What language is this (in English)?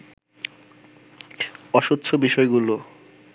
Bangla